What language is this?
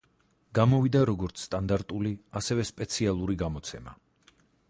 Georgian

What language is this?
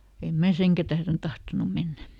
Finnish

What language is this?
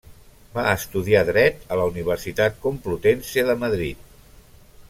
Catalan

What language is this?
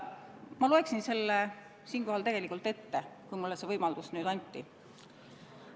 Estonian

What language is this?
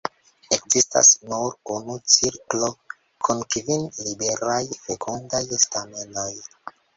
Esperanto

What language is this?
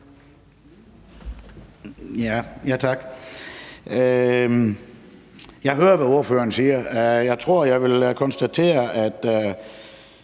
Danish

